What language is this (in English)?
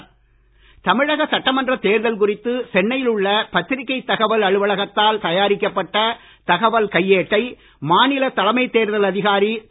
Tamil